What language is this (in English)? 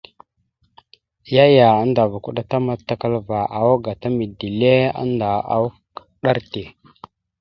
Mada (Cameroon)